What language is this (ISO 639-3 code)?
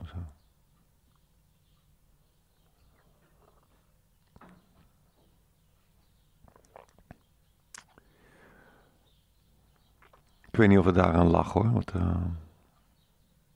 nld